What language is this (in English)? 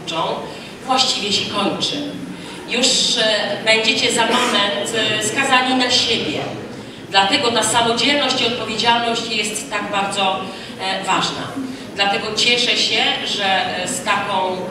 Polish